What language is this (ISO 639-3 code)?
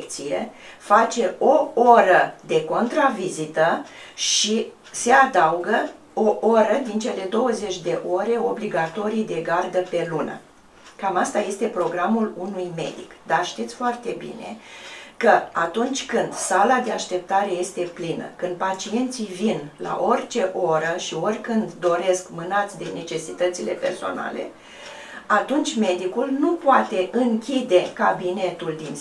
ron